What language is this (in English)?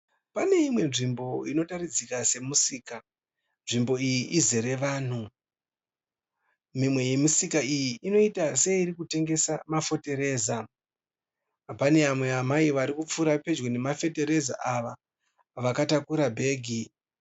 Shona